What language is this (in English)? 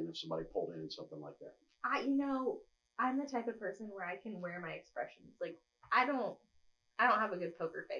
English